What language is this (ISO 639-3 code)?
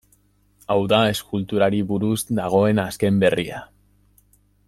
eus